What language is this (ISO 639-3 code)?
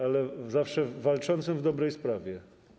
pol